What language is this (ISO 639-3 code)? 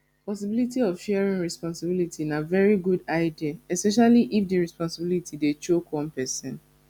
pcm